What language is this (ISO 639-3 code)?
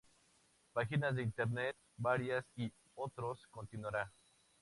spa